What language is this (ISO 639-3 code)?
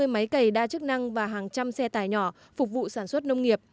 vie